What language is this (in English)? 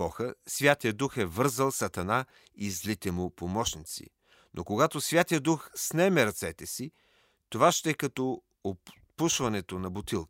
Bulgarian